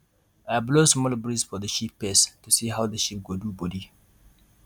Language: Nigerian Pidgin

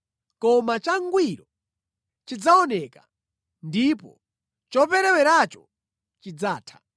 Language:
Nyanja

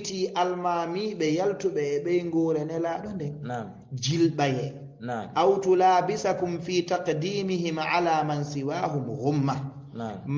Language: Arabic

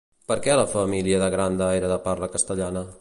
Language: Catalan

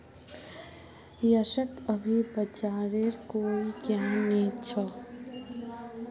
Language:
Magahi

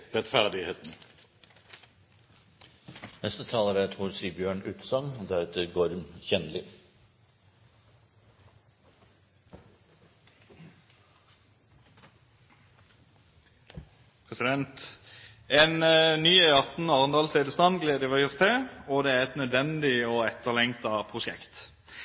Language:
Norwegian Bokmål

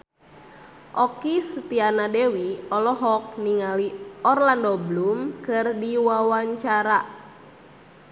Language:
Sundanese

